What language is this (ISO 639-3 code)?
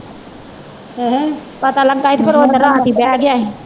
pan